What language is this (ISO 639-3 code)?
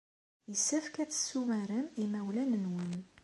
kab